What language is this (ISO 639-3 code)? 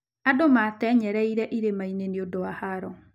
kik